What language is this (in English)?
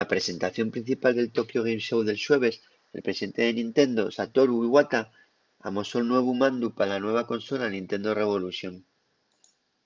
Asturian